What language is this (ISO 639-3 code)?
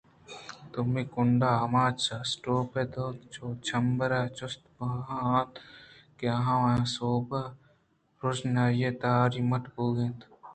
bgp